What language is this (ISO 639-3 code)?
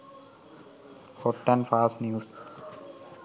sin